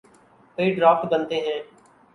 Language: Urdu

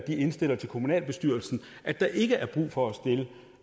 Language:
Danish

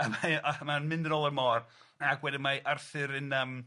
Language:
Welsh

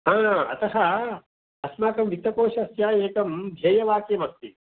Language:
Sanskrit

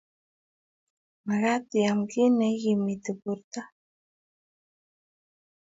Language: Kalenjin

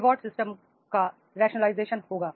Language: Hindi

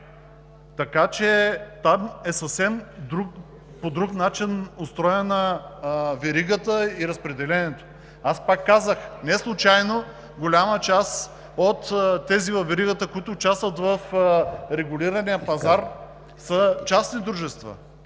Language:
Bulgarian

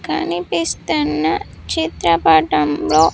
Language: Telugu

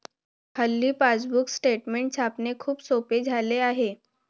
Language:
Marathi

